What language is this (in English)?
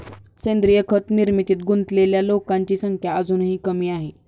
Marathi